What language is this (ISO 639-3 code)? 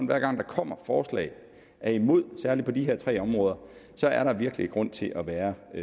dan